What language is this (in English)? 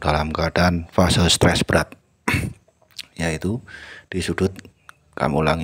Indonesian